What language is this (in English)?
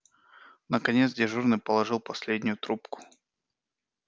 Russian